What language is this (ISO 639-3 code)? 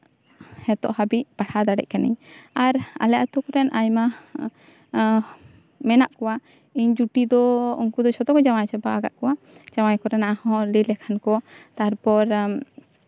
sat